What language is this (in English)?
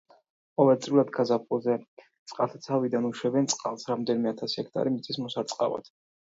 Georgian